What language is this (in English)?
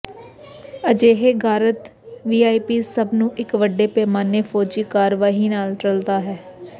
Punjabi